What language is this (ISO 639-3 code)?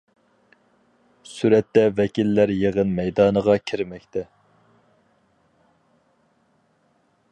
uig